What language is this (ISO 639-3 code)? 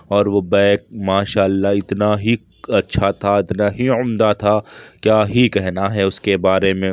urd